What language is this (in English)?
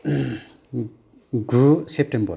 Bodo